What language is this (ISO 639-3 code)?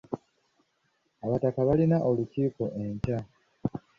lug